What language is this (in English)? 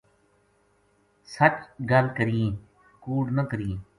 Gujari